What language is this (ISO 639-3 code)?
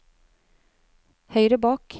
nor